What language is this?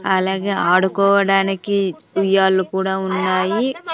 Telugu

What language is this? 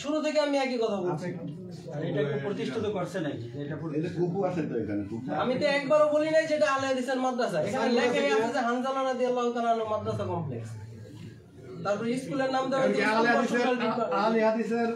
Arabic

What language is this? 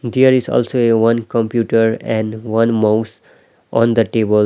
English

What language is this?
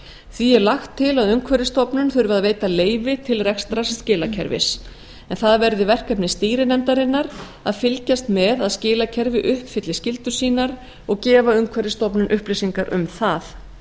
Icelandic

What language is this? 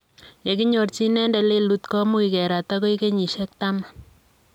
Kalenjin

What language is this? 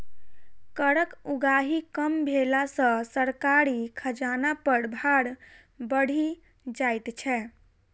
Maithili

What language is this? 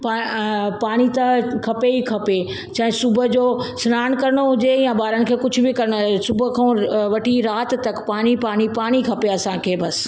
Sindhi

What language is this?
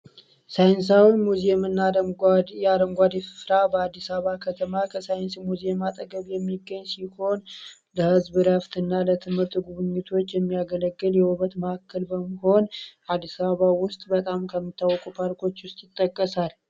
Amharic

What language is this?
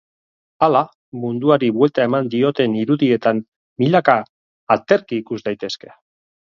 Basque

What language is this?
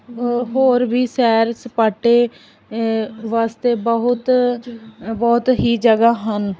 Punjabi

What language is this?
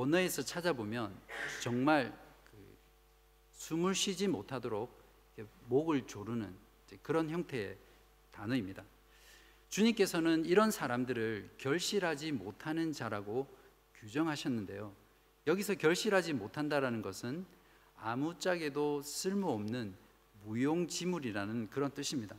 Korean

